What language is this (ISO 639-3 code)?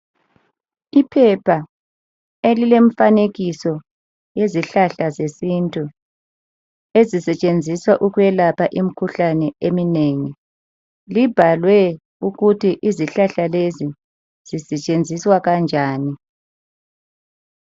nde